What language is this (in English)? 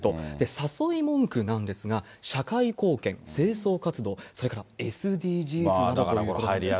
Japanese